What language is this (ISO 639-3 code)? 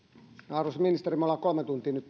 fin